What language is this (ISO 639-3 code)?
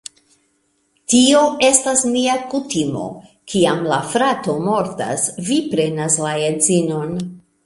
epo